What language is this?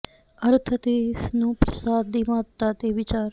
Punjabi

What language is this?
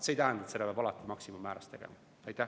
Estonian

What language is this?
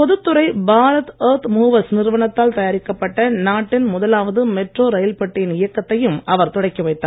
Tamil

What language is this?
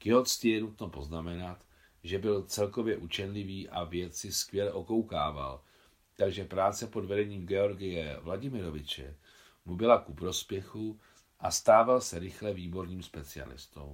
Czech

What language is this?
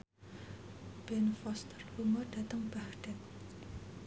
Javanese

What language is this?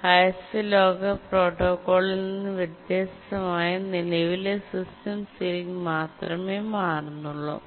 Malayalam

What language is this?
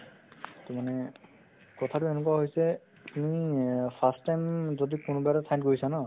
Assamese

